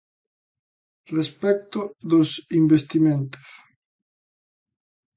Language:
Galician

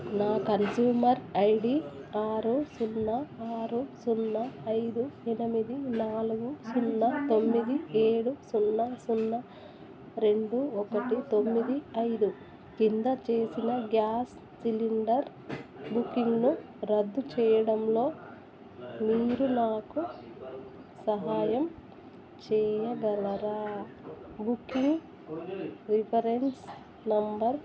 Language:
Telugu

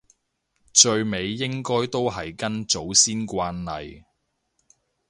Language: Cantonese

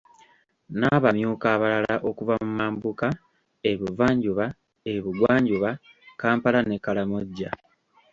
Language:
Ganda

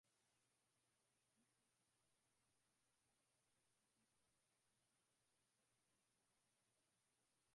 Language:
Swahili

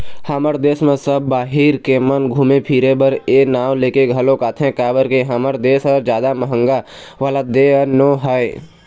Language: Chhattisgarhi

